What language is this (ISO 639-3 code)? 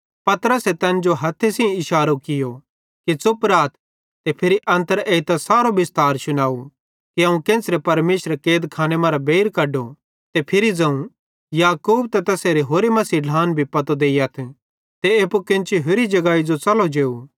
bhd